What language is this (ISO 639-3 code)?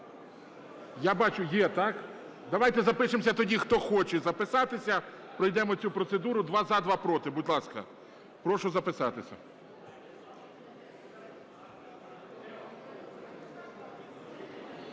ukr